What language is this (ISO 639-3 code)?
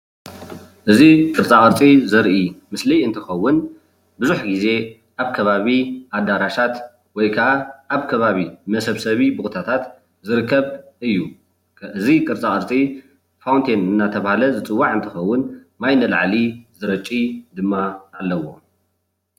tir